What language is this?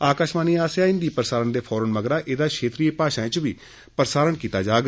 Dogri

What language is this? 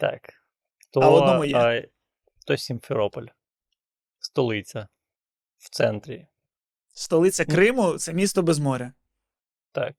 Ukrainian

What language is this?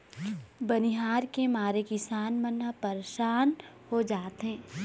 Chhattisgarhi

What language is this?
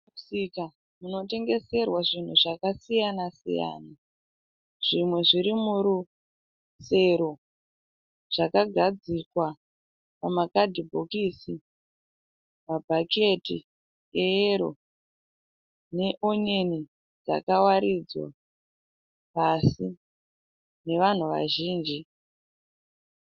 Shona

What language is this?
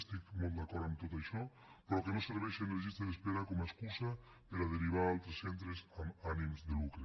Catalan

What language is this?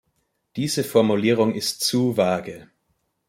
German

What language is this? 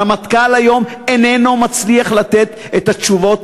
Hebrew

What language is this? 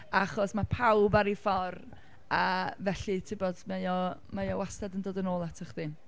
Welsh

